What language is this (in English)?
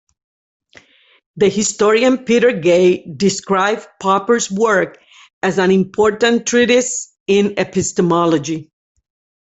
English